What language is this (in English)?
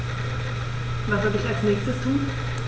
German